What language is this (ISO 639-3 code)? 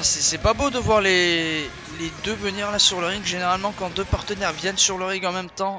fra